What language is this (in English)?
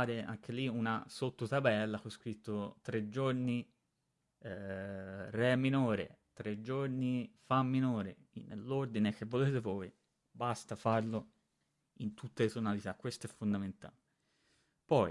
Italian